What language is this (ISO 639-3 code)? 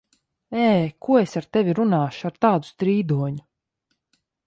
lav